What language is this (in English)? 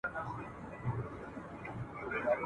Pashto